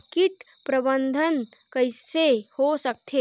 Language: Chhattisgarhi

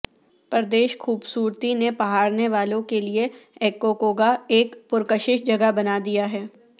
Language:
Urdu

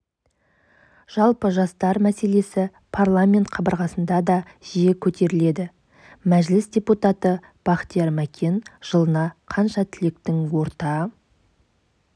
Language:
Kazakh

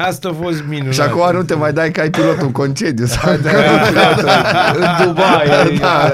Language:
Romanian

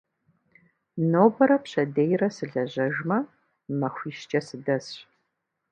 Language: Kabardian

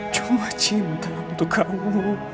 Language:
Indonesian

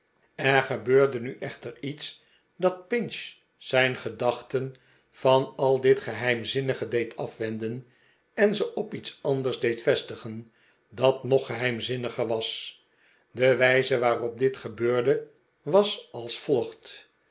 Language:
Dutch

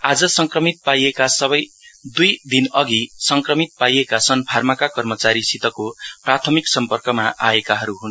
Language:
Nepali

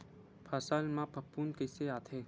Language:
Chhattisgarhi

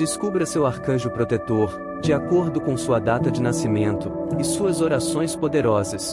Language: Portuguese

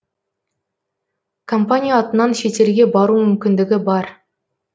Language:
Kazakh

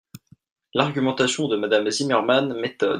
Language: French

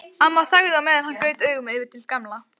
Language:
Icelandic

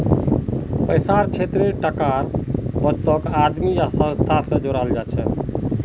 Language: Magahi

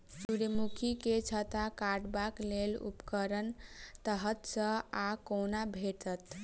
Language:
Maithili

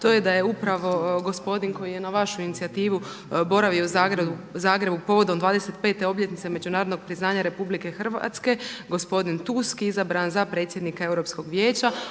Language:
Croatian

